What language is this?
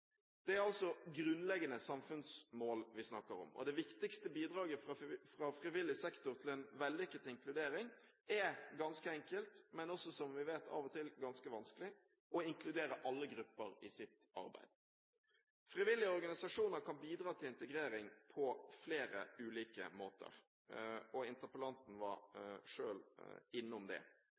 Norwegian Bokmål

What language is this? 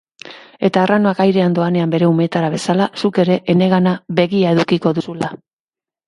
Basque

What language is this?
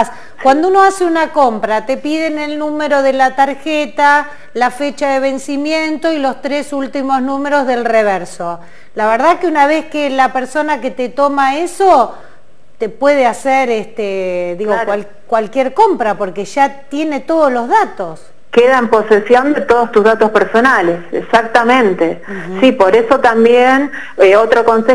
Spanish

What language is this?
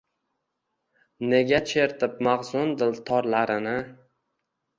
Uzbek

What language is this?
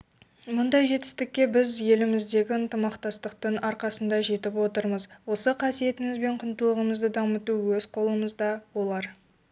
Kazakh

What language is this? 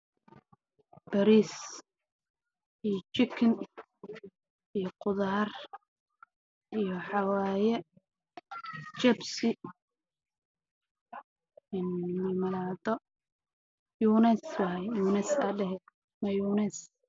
Somali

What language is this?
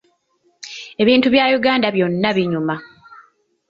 Ganda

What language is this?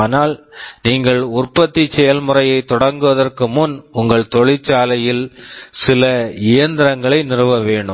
Tamil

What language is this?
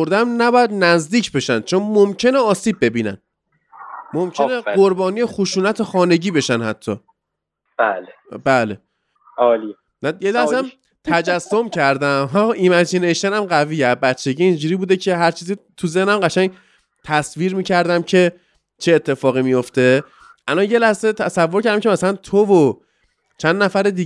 Persian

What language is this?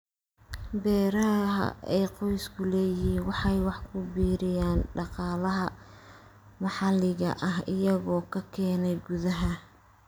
Somali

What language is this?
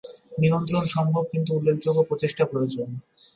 Bangla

